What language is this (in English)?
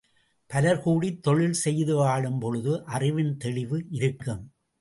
Tamil